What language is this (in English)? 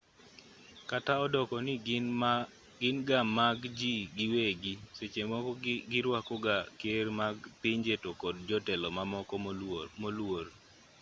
Luo (Kenya and Tanzania)